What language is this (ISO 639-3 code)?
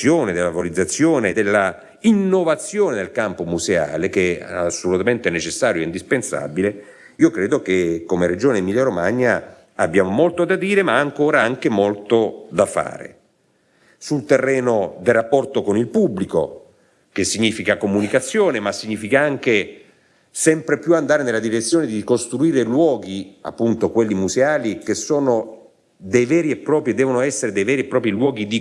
ita